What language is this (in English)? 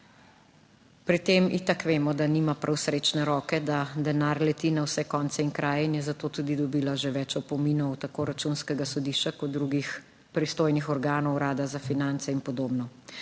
Slovenian